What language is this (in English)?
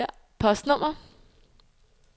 Danish